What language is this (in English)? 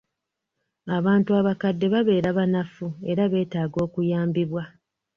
Ganda